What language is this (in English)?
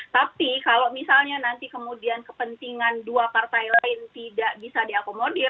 Indonesian